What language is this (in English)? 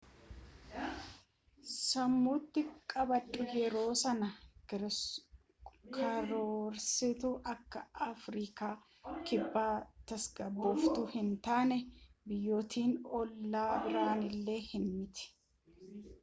Oromo